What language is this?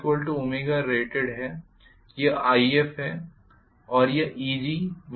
Hindi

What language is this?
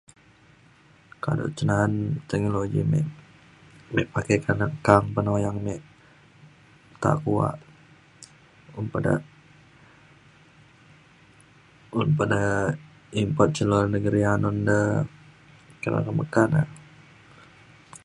Mainstream Kenyah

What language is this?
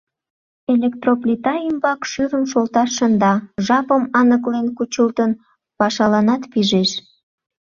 Mari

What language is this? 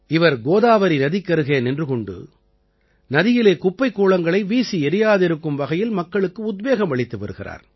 Tamil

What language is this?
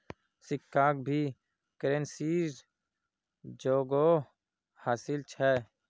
Magahi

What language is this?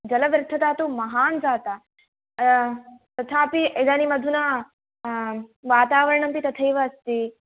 Sanskrit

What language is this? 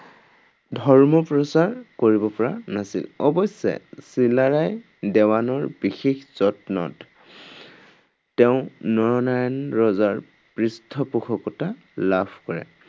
Assamese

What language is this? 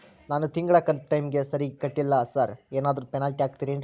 Kannada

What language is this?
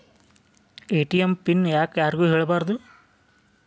Kannada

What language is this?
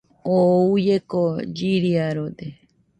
Nüpode Huitoto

